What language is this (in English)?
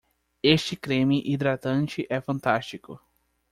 Portuguese